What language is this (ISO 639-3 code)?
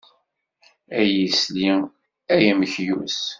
kab